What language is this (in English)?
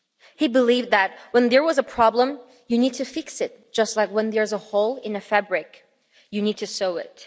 English